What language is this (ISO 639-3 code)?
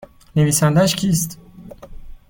fas